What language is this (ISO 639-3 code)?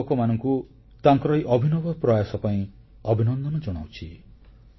ori